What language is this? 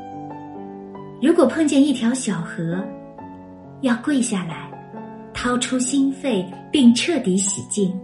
Chinese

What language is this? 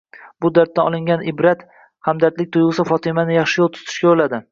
Uzbek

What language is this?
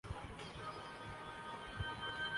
Urdu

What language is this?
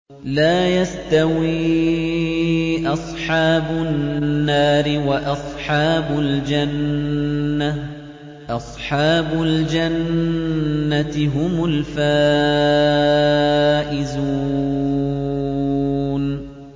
Arabic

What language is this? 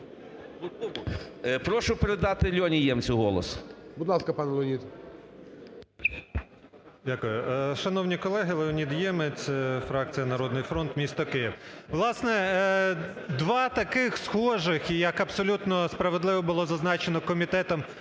Ukrainian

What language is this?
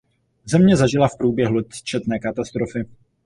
Czech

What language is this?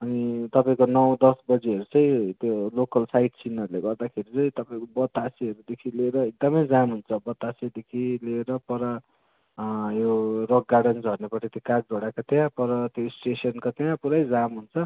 Nepali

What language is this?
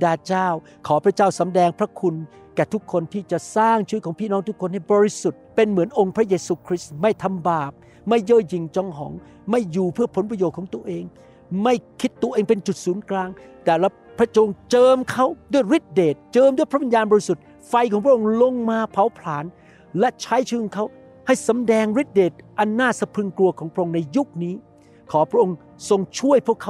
Thai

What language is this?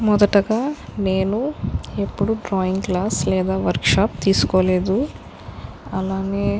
Telugu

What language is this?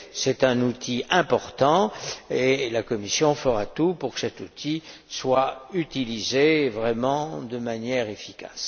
French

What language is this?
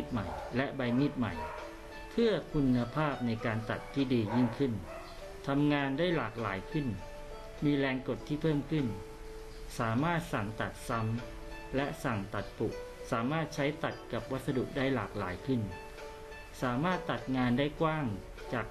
Thai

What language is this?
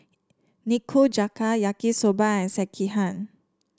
English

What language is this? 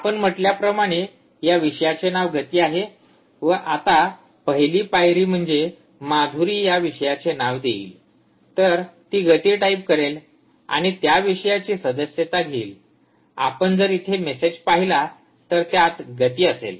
Marathi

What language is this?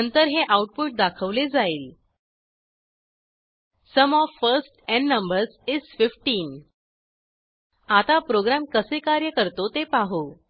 Marathi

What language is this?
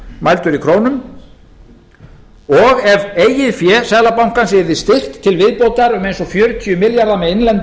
Icelandic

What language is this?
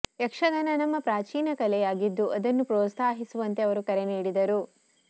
Kannada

